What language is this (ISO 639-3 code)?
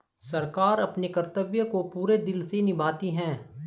hin